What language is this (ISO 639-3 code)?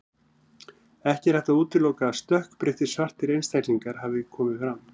isl